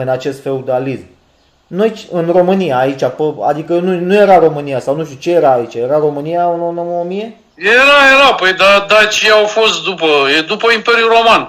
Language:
Romanian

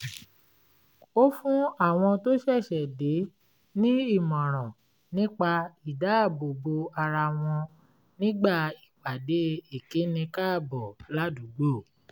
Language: Yoruba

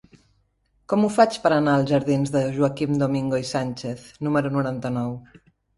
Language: Catalan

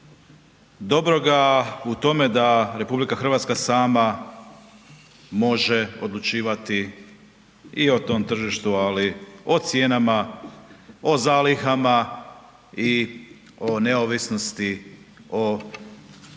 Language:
Croatian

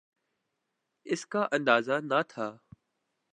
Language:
Urdu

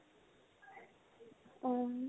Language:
Assamese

